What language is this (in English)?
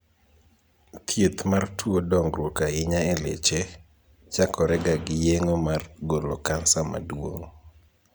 Luo (Kenya and Tanzania)